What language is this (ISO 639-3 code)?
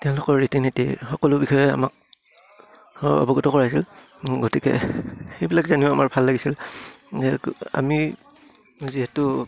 asm